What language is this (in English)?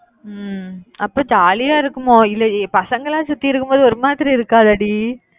Tamil